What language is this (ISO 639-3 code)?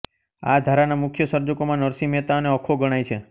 guj